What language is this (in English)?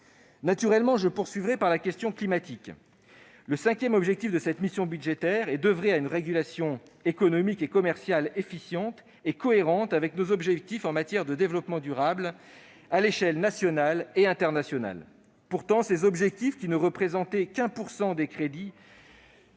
French